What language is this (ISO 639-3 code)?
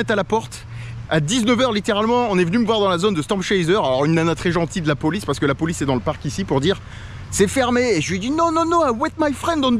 fra